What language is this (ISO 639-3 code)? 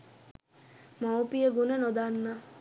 sin